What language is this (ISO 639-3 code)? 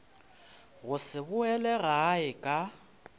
nso